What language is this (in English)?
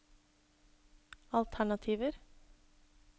Norwegian